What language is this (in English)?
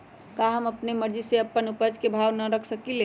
Magahi